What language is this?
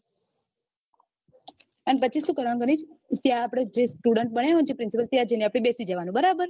Gujarati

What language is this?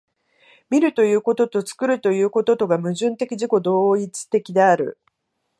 Japanese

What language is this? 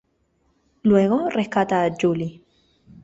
Spanish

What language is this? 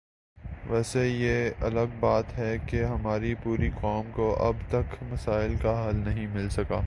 Urdu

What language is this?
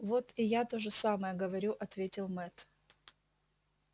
Russian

